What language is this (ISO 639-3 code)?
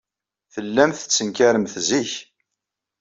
kab